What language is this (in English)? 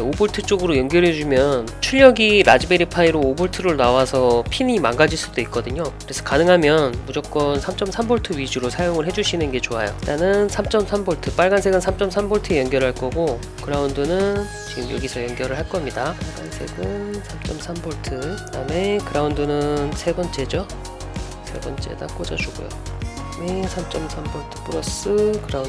Korean